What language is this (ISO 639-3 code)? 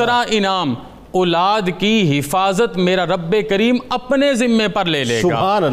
urd